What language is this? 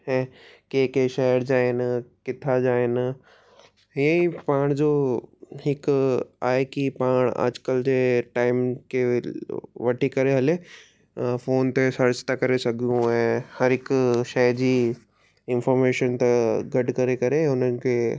Sindhi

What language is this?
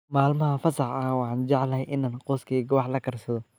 Somali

